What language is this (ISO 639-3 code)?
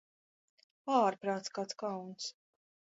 lav